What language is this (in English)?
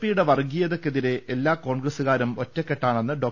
Malayalam